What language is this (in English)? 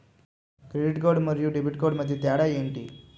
Telugu